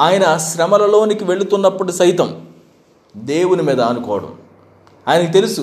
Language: Telugu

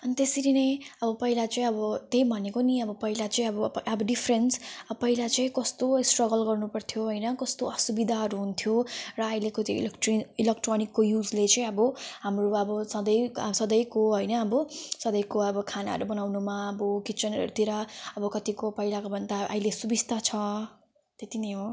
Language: Nepali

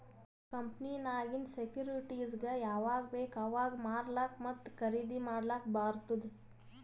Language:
Kannada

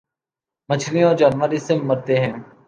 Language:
Urdu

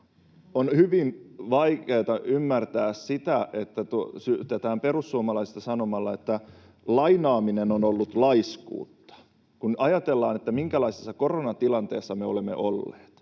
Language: Finnish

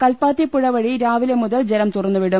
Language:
Malayalam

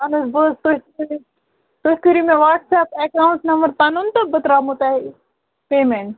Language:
Kashmiri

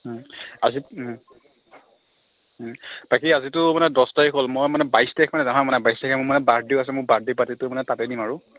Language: Assamese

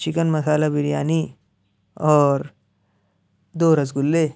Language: Urdu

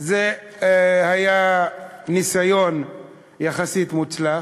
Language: Hebrew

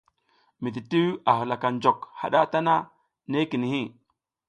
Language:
South Giziga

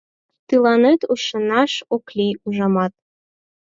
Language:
Mari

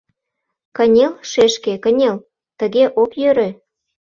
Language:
Mari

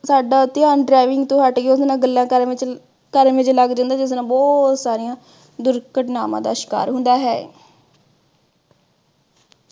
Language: Punjabi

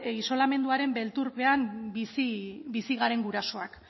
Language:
Basque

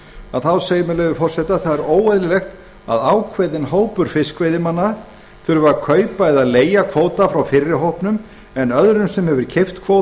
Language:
Icelandic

